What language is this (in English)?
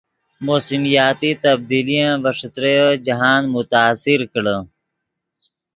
Yidgha